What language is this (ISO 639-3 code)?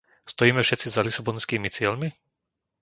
slk